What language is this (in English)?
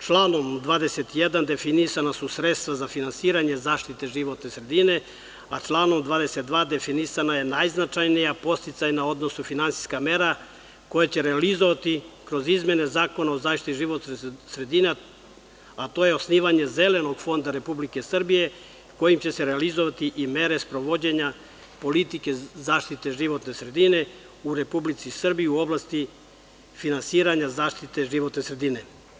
Serbian